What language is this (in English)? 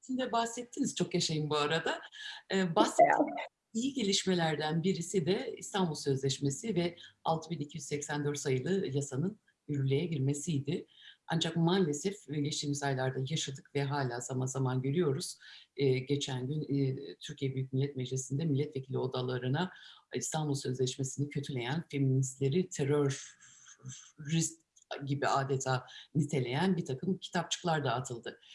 Turkish